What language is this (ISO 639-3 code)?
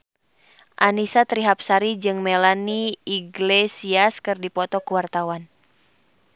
sun